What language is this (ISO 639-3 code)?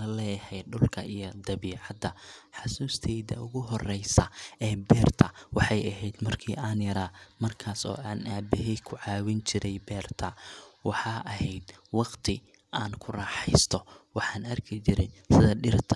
som